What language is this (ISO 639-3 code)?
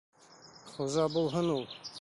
bak